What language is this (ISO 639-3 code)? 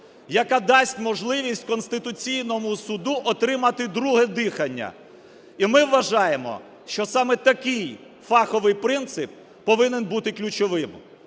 ukr